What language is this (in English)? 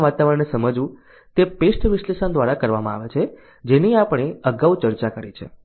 Gujarati